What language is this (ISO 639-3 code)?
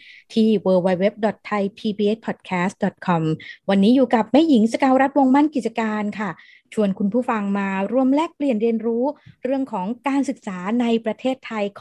tha